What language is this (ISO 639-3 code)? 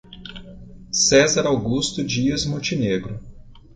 por